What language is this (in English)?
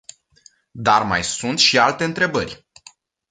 Romanian